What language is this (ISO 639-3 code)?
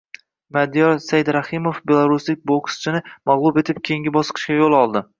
uzb